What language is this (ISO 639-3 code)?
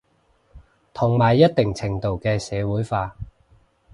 yue